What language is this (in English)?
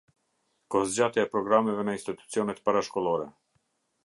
Albanian